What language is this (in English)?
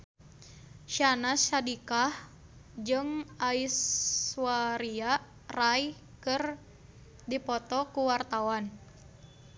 Sundanese